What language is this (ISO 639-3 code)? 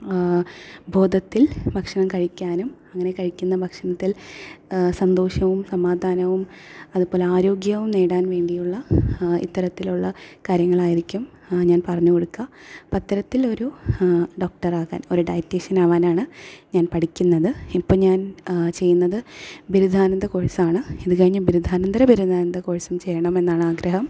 mal